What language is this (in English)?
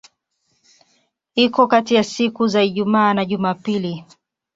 Swahili